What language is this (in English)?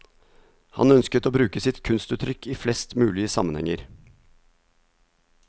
Norwegian